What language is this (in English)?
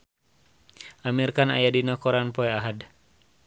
Sundanese